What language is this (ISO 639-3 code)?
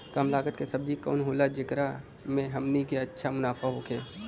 bho